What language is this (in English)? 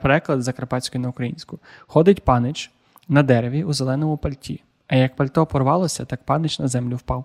Ukrainian